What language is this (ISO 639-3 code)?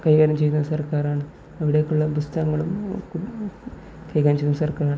mal